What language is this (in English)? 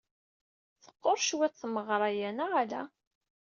Kabyle